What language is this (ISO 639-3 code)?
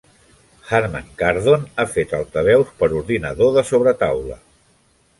cat